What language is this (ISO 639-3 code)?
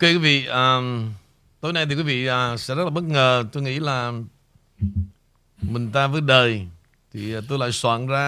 vie